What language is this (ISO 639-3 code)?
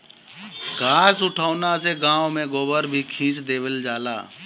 bho